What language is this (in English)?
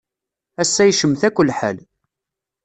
Kabyle